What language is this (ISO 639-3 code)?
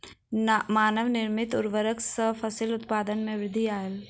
mai